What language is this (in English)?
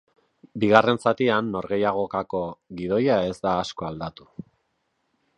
Basque